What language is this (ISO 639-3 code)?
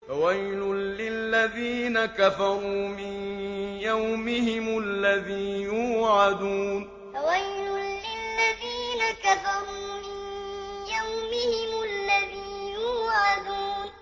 ara